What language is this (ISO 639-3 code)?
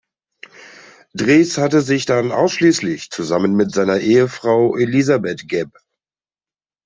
deu